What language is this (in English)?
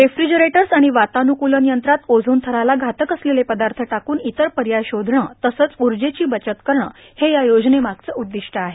Marathi